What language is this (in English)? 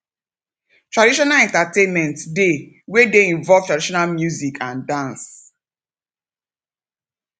Nigerian Pidgin